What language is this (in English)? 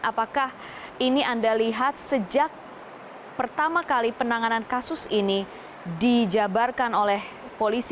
Indonesian